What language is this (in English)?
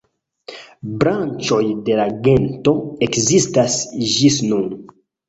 Esperanto